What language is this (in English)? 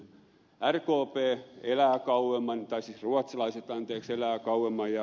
Finnish